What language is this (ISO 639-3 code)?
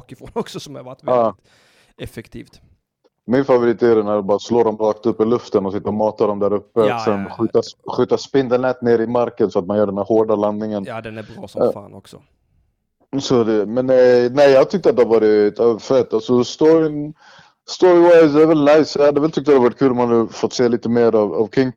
swe